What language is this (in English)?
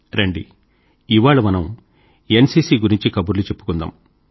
Telugu